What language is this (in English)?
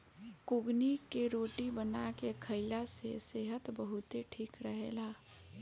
Bhojpuri